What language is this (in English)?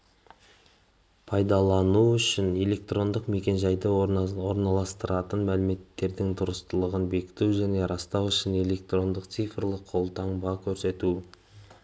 Kazakh